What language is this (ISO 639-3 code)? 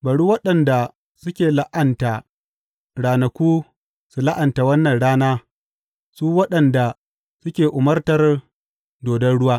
hau